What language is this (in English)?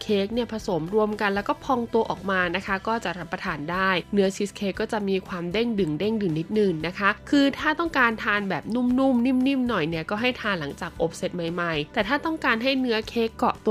Thai